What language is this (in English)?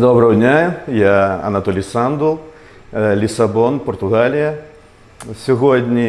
Ukrainian